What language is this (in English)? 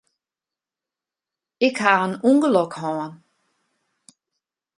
Western Frisian